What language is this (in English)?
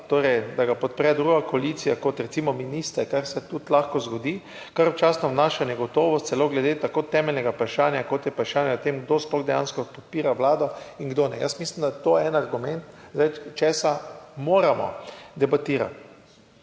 Slovenian